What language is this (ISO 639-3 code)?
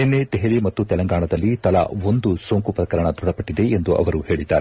kan